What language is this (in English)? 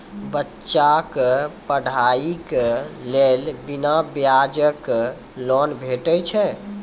Maithili